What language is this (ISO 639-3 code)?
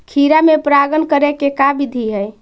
mag